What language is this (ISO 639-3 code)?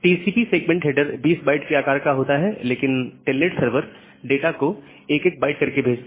hin